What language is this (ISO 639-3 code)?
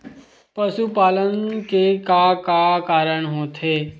hne